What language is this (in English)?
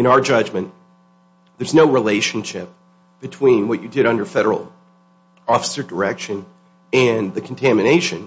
English